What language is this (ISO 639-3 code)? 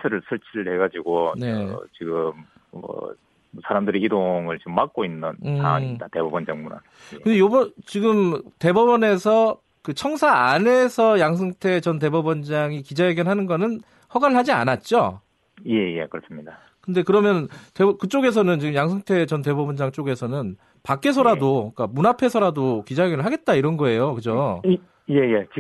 kor